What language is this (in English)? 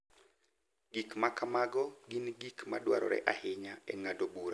Luo (Kenya and Tanzania)